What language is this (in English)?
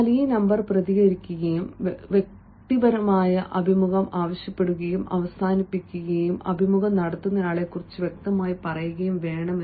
Malayalam